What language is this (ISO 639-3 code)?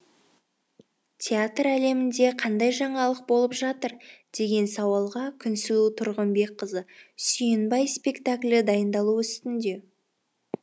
kaz